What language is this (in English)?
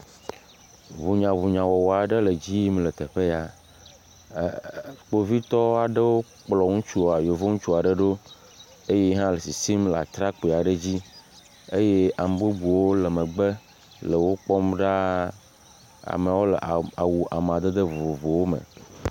Ewe